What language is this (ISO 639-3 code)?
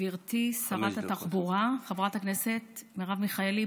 heb